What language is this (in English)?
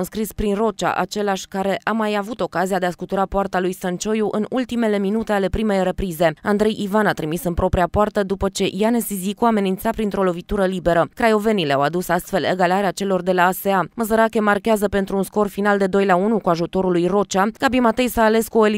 Romanian